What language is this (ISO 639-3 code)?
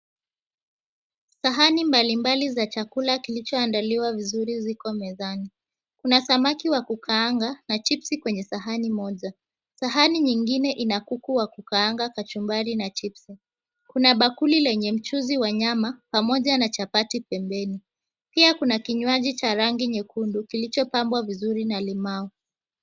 swa